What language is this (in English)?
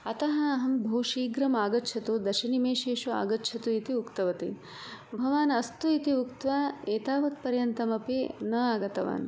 Sanskrit